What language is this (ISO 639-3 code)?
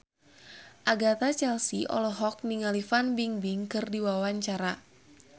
sun